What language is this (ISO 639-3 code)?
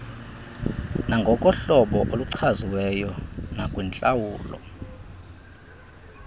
xho